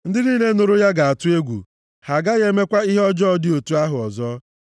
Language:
Igbo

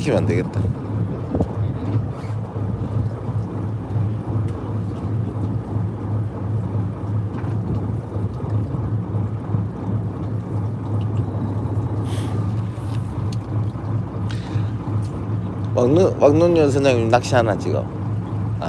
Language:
Korean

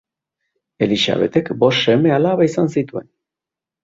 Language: Basque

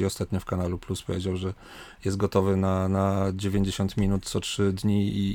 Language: Polish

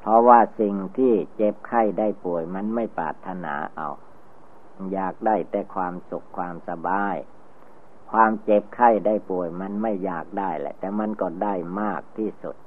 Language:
Thai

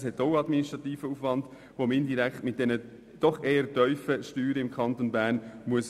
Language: Swiss German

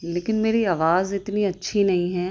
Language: Urdu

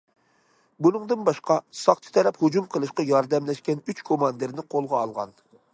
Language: Uyghur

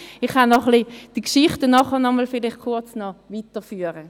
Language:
Swiss German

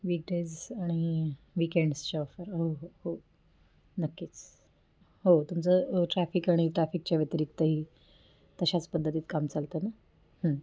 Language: Marathi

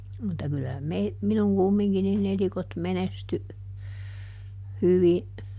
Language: Finnish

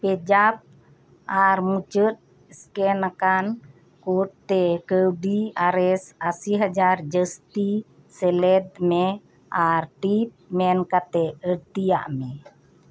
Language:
Santali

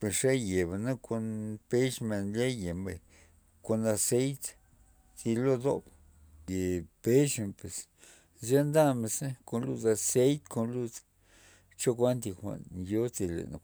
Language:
Loxicha Zapotec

